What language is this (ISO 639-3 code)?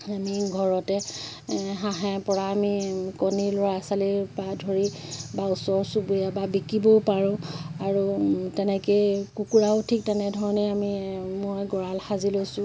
asm